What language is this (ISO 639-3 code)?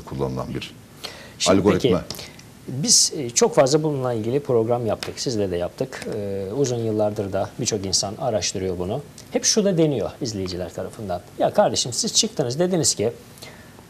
tur